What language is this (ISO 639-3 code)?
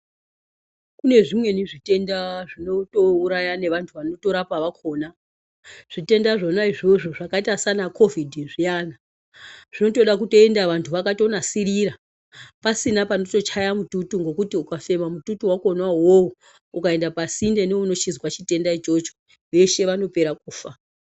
ndc